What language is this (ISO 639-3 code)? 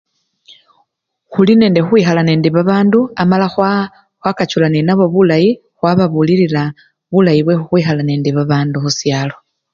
luy